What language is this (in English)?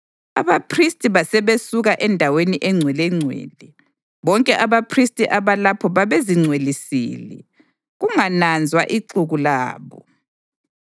North Ndebele